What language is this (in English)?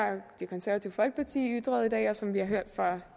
Danish